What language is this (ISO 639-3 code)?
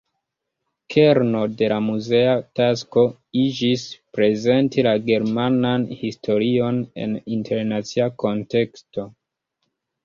epo